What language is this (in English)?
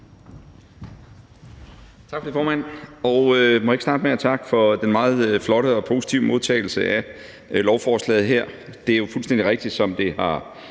Danish